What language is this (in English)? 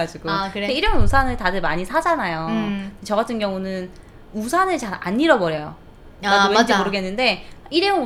Korean